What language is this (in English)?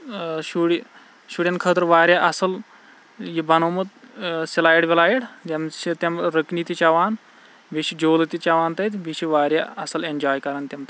Kashmiri